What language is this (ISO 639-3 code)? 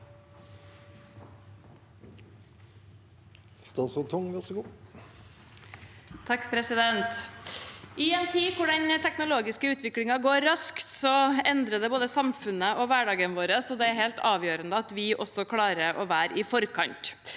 nor